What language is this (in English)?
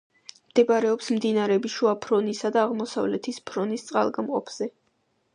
Georgian